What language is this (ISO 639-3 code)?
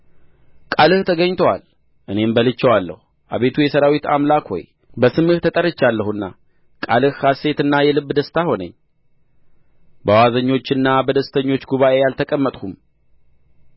amh